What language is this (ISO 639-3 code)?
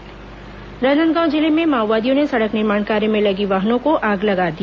hin